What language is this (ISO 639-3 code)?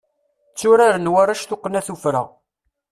kab